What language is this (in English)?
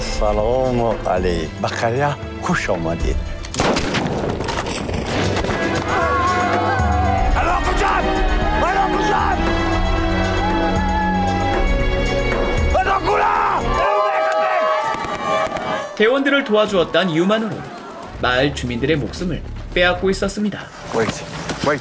Korean